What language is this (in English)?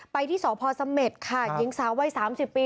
Thai